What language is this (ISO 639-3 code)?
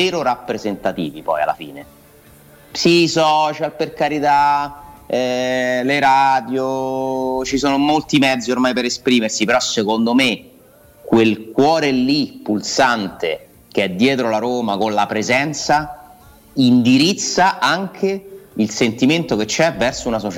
ita